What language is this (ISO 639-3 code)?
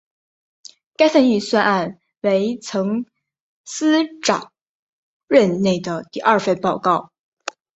zho